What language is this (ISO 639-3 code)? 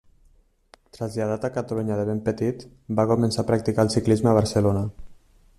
cat